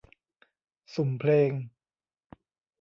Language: Thai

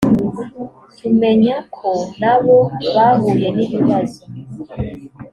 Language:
Kinyarwanda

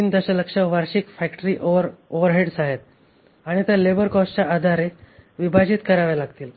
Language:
Marathi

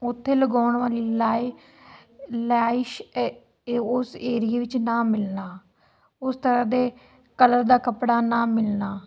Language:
Punjabi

